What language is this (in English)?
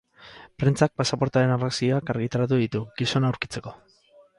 Basque